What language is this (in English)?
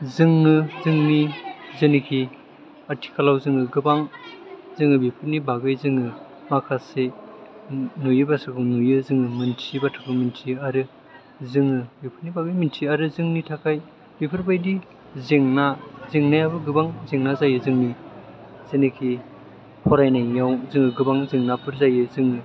Bodo